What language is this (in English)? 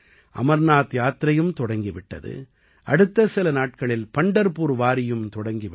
Tamil